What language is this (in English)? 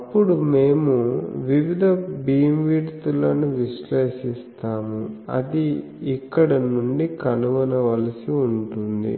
Telugu